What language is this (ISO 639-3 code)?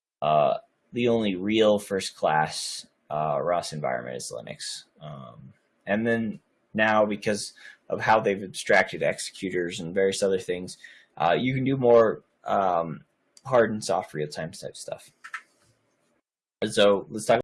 eng